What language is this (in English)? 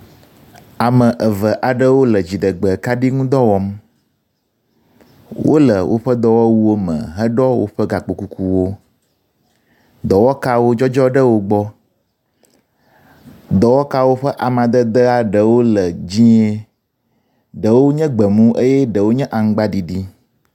Ewe